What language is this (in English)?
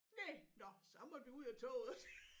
Danish